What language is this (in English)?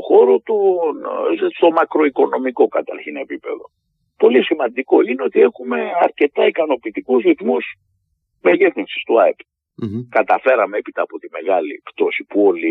Greek